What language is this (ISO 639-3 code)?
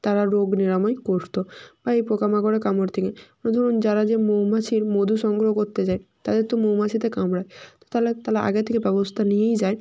ben